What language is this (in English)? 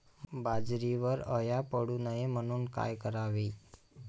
Marathi